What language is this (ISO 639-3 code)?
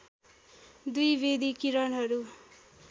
nep